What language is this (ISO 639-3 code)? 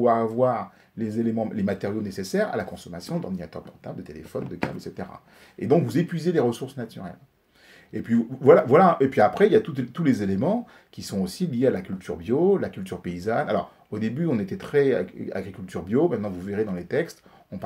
fra